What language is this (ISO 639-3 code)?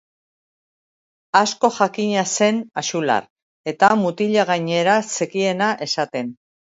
eus